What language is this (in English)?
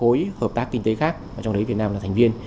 Vietnamese